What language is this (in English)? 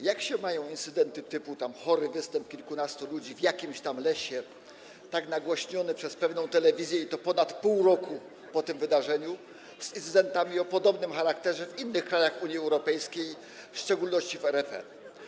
Polish